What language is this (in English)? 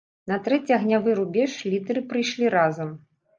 Belarusian